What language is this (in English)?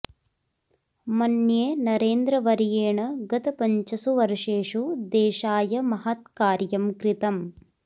Sanskrit